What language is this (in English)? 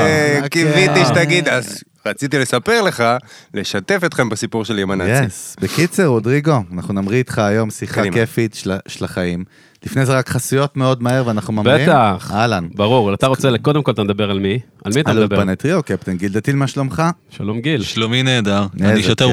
Hebrew